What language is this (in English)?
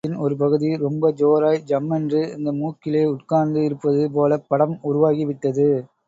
Tamil